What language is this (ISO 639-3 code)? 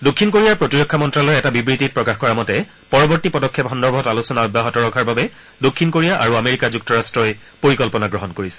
asm